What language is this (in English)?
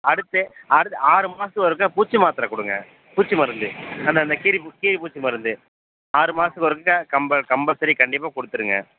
Tamil